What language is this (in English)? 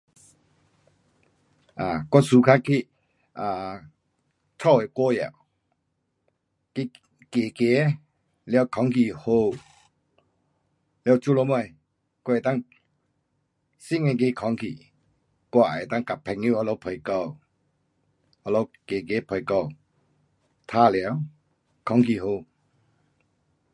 Pu-Xian Chinese